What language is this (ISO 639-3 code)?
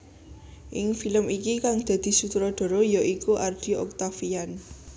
jav